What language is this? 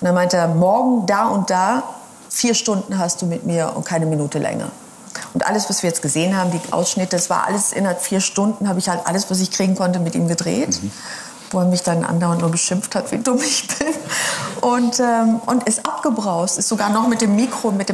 German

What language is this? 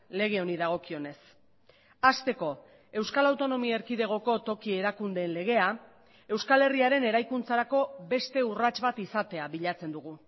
Basque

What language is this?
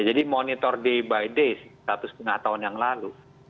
Indonesian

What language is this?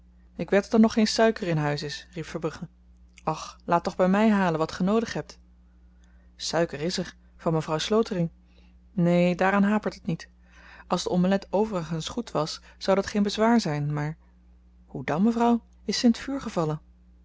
Dutch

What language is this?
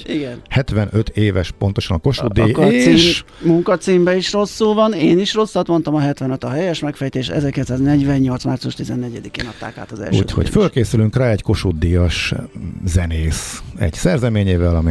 Hungarian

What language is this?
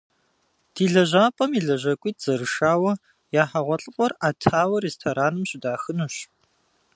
Kabardian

